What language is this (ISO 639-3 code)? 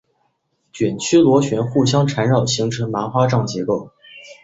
zho